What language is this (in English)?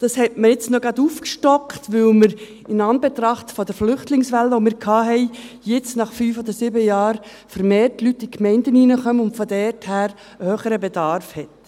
Swiss German